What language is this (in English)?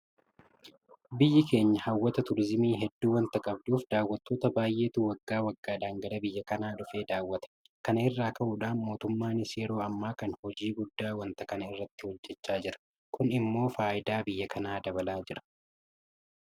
Oromo